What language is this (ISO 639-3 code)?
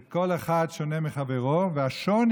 heb